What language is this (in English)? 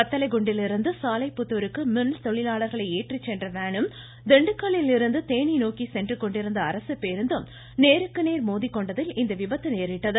Tamil